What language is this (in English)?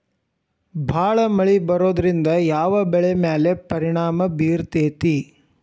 Kannada